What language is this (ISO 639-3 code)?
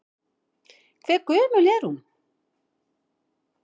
isl